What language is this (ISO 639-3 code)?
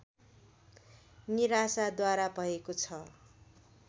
nep